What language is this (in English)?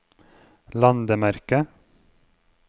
Norwegian